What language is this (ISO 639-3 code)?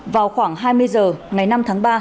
vie